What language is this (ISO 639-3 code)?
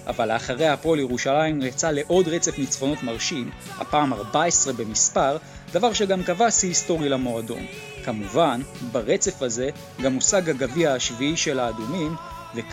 heb